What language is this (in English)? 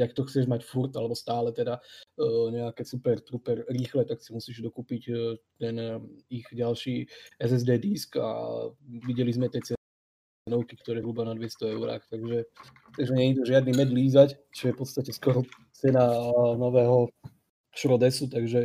Slovak